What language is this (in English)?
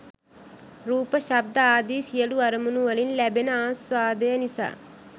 Sinhala